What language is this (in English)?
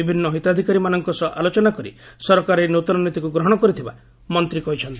Odia